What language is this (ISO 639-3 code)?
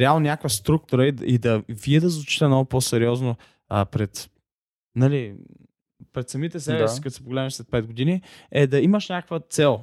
bul